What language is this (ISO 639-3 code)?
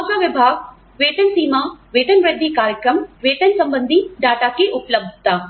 hin